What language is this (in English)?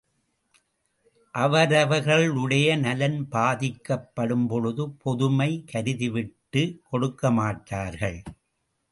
Tamil